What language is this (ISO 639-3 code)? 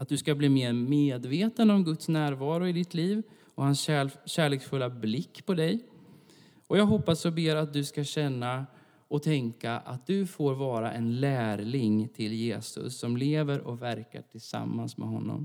swe